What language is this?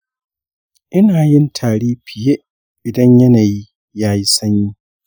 Hausa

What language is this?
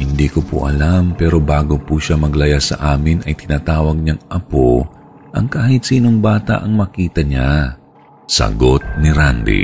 Filipino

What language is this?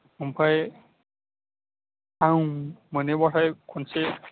Bodo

